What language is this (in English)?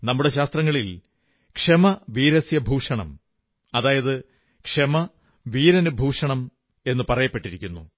Malayalam